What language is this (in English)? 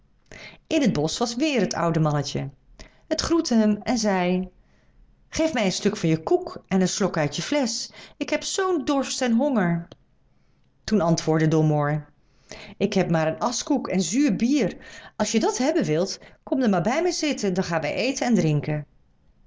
Dutch